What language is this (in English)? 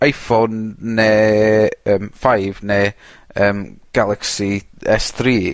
Welsh